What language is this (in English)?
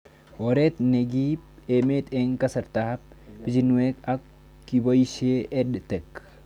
Kalenjin